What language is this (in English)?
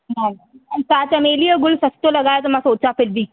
Sindhi